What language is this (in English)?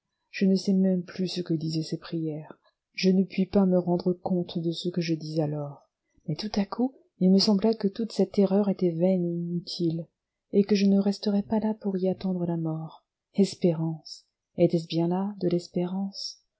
French